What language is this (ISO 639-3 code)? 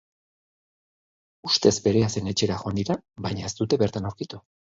eus